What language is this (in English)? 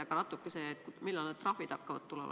Estonian